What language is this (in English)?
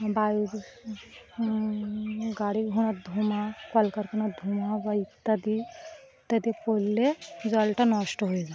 Bangla